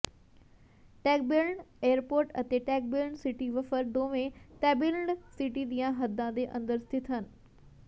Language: Punjabi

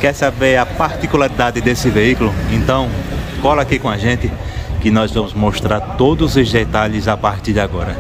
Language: Portuguese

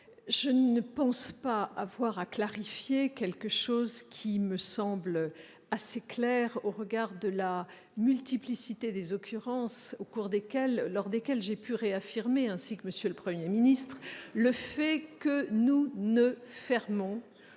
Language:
French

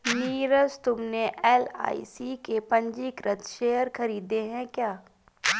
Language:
Hindi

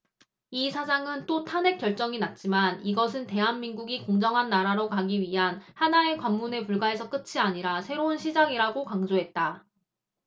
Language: Korean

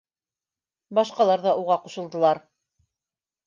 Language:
Bashkir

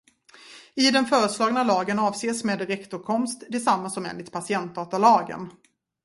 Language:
Swedish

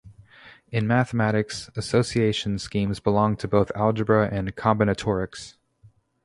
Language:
English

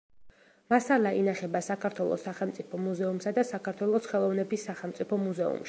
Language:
Georgian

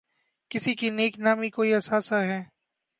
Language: Urdu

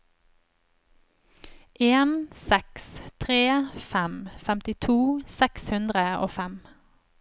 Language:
Norwegian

